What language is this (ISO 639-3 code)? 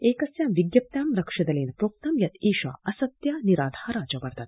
san